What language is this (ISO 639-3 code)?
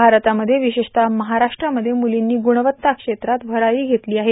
mar